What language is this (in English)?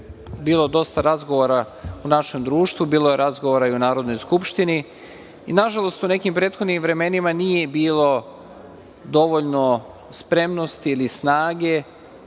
Serbian